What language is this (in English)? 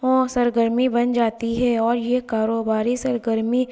Urdu